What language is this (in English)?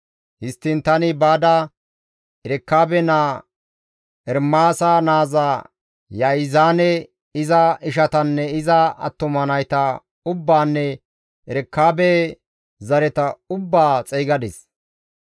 Gamo